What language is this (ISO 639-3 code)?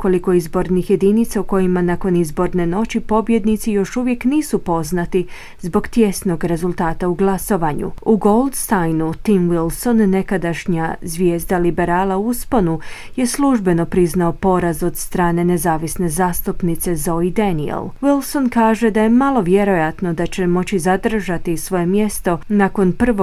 hrv